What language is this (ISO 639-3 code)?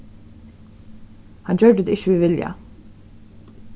fao